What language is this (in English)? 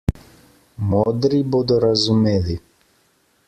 Slovenian